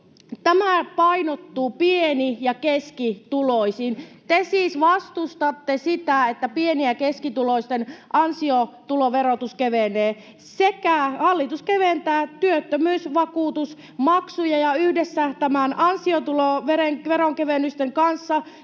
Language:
Finnish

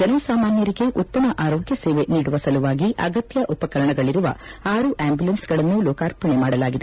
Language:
Kannada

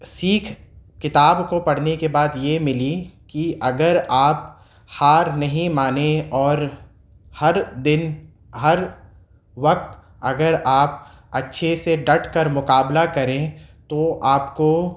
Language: Urdu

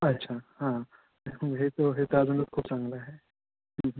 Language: Marathi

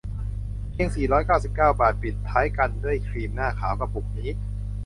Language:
Thai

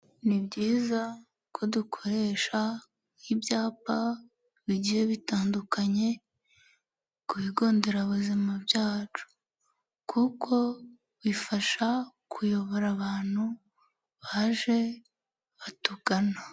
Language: Kinyarwanda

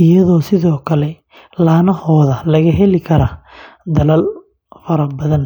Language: Somali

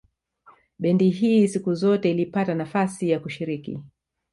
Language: Swahili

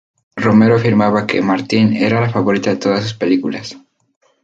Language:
Spanish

